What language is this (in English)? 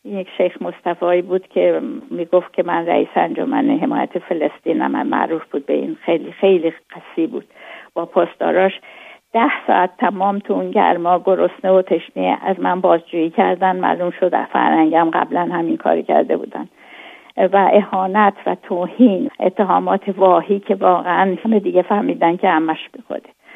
Persian